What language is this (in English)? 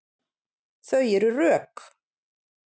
Icelandic